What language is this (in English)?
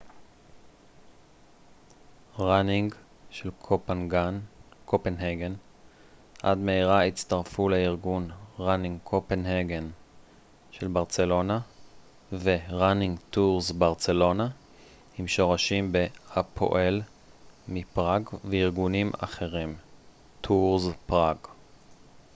Hebrew